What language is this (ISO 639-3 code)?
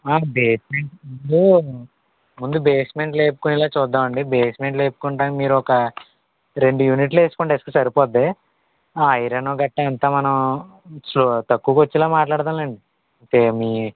tel